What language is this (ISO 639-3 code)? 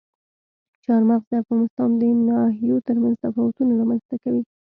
pus